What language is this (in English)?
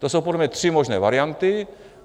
Czech